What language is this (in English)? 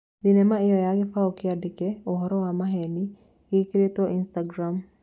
Kikuyu